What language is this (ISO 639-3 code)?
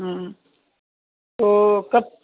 urd